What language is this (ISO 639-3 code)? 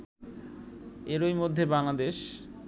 ben